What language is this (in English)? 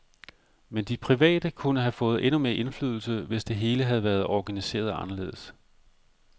Danish